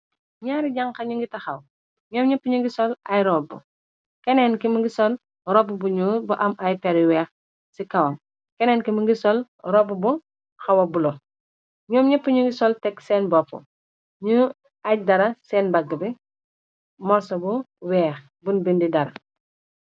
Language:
Wolof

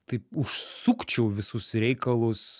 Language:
Lithuanian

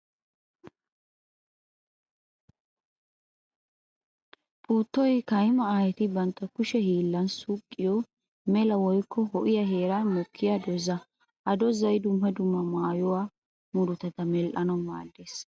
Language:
Wolaytta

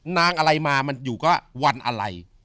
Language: Thai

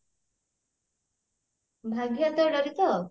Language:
Odia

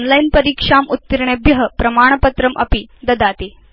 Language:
Sanskrit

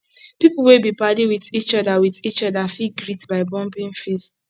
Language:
Nigerian Pidgin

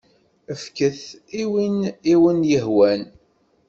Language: Kabyle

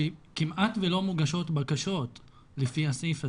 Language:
Hebrew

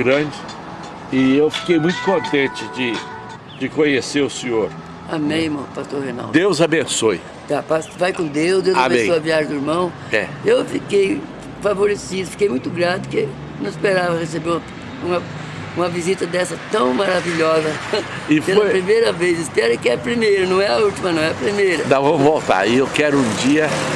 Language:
Portuguese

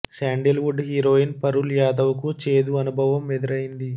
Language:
Telugu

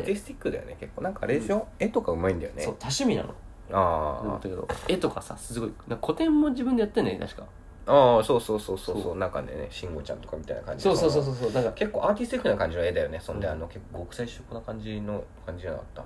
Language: Japanese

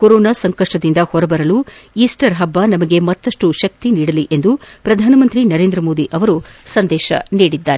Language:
Kannada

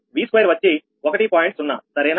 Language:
Telugu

